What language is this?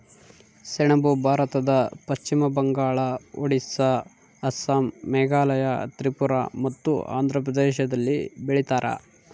Kannada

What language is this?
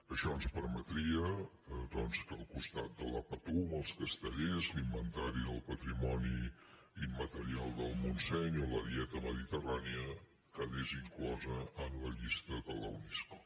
Catalan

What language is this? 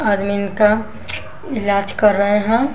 Hindi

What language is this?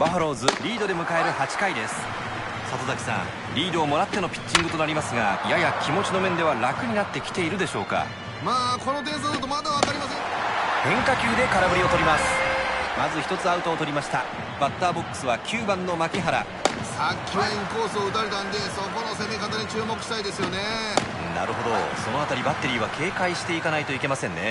Japanese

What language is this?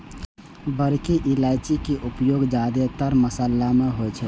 Maithili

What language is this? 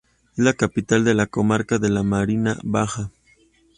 Spanish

